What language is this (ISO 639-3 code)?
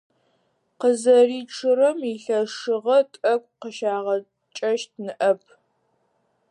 ady